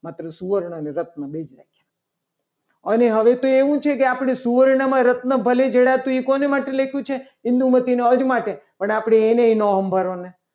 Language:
Gujarati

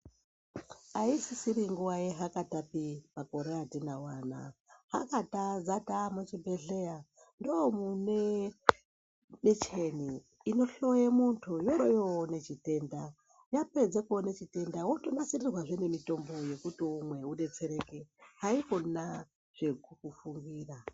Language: Ndau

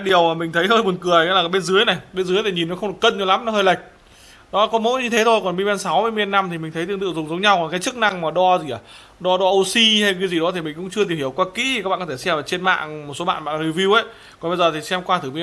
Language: Vietnamese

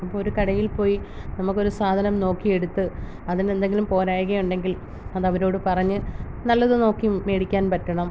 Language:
Malayalam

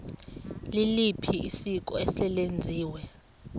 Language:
Xhosa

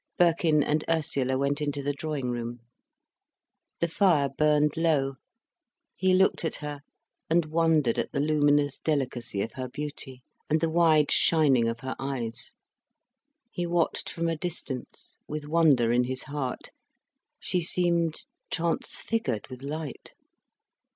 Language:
English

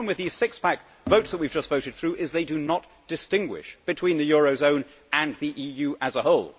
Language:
English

